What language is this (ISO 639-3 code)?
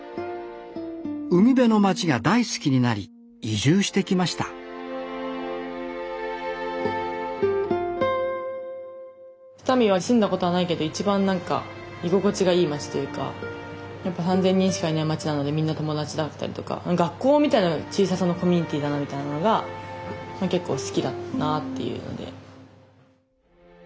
jpn